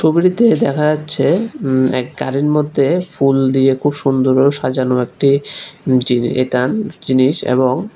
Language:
Bangla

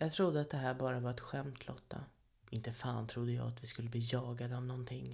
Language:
Swedish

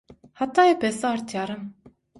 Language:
Turkmen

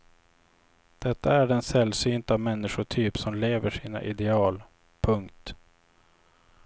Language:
Swedish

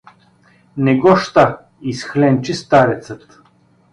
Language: Bulgarian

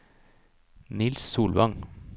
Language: Norwegian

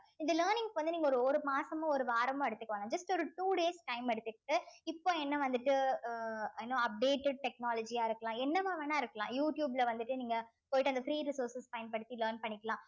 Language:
Tamil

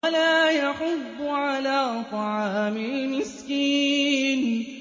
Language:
Arabic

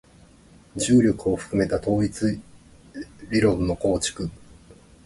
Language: Japanese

